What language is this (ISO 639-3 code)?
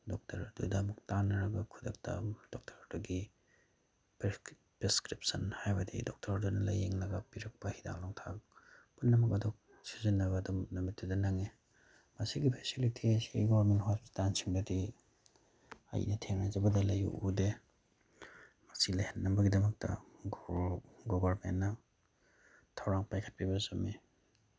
mni